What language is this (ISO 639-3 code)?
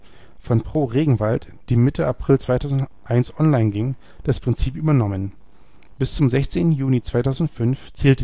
deu